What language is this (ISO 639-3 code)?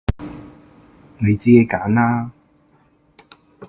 yue